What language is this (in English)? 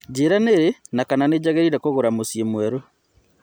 Kikuyu